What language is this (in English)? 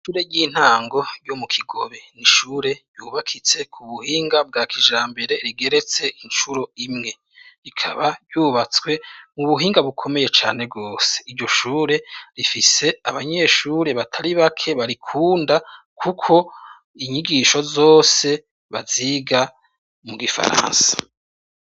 Rundi